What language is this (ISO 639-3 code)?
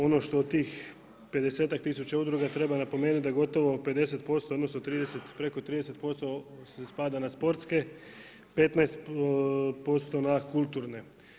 hrv